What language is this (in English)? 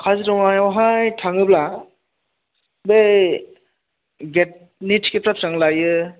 Bodo